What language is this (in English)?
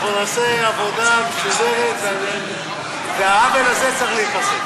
Hebrew